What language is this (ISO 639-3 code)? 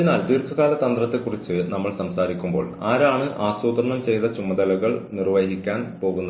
mal